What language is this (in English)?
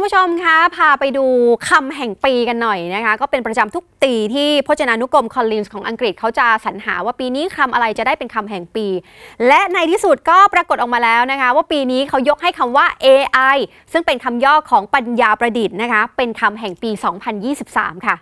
Thai